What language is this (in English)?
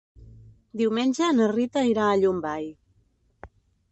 Catalan